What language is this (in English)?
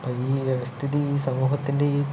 Malayalam